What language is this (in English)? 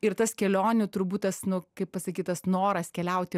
Lithuanian